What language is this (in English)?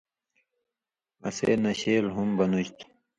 Indus Kohistani